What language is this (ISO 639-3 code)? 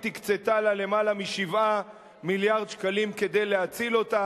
heb